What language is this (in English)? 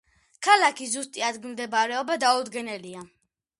Georgian